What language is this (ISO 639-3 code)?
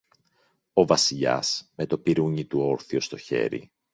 ell